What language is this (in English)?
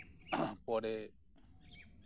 Santali